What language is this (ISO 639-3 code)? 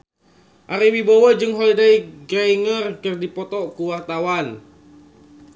sun